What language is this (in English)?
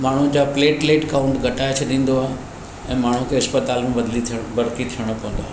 Sindhi